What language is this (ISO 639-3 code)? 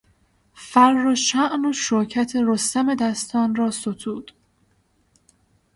fas